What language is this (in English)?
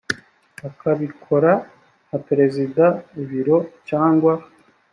Kinyarwanda